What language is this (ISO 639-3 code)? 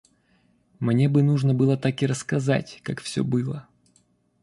rus